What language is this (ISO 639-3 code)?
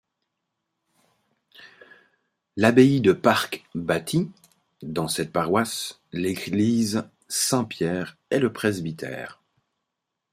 fra